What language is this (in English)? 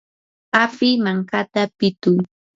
Yanahuanca Pasco Quechua